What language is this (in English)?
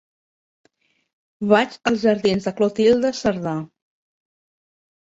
Catalan